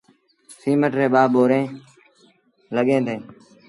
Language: Sindhi Bhil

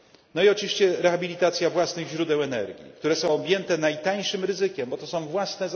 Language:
Polish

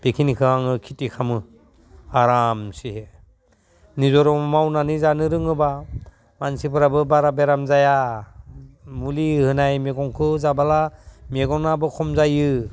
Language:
Bodo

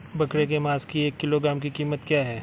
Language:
Hindi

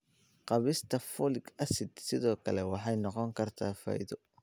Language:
Somali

